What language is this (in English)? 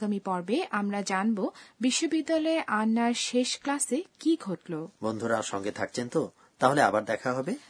Bangla